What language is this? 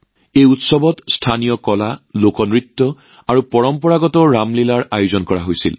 Assamese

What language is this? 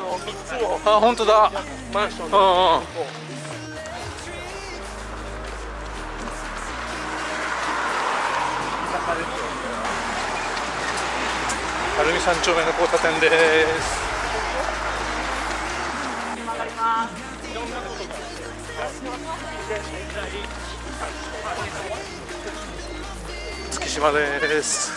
Japanese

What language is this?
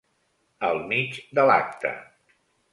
Catalan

